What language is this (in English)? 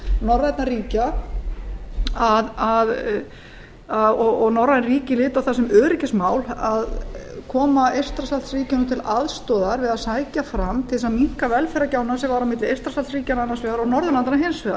Icelandic